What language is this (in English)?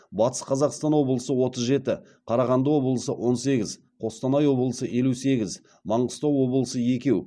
Kazakh